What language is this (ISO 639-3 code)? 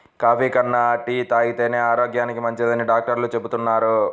tel